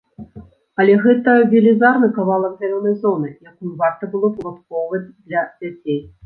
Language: Belarusian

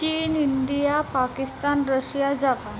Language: Marathi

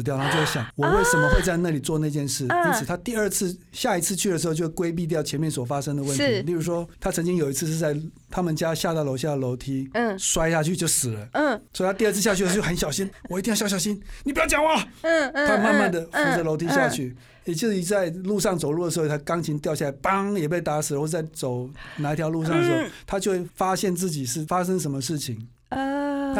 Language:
Chinese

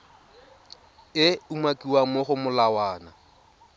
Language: Tswana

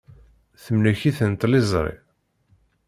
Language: Kabyle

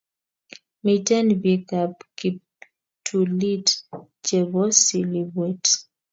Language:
Kalenjin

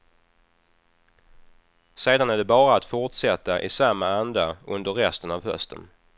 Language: Swedish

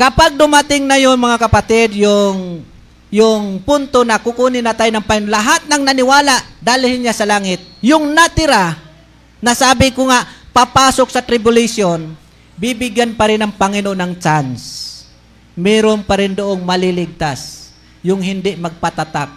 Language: Filipino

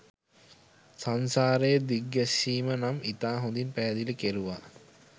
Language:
Sinhala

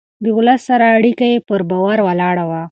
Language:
Pashto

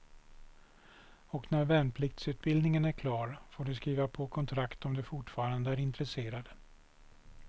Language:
Swedish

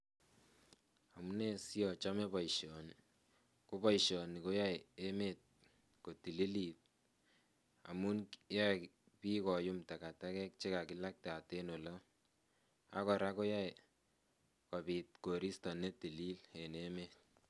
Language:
Kalenjin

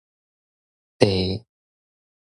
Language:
Min Nan Chinese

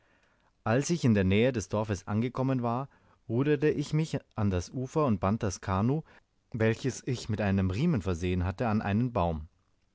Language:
German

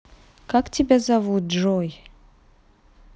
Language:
Russian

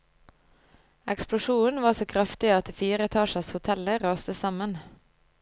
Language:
Norwegian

